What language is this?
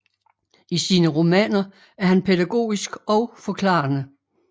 Danish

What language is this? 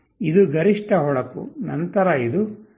Kannada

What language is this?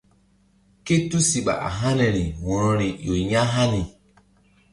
Mbum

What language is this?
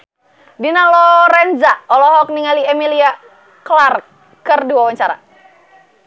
Sundanese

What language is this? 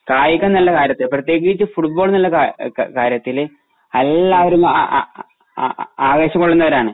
Malayalam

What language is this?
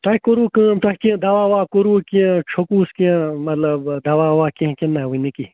Kashmiri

